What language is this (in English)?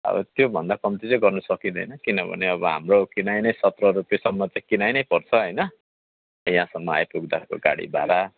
Nepali